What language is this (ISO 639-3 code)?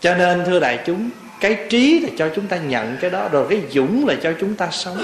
vie